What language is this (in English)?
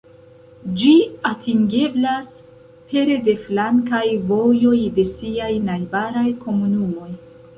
Esperanto